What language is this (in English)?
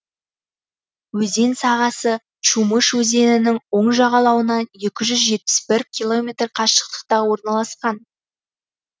Kazakh